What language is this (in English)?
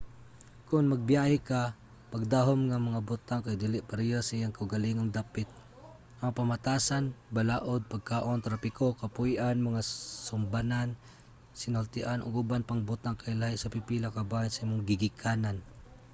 Cebuano